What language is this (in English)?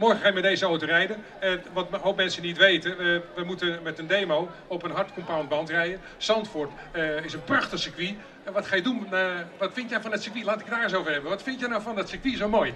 Dutch